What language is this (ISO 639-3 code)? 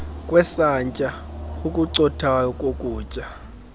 xho